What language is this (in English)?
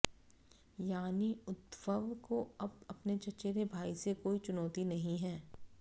Hindi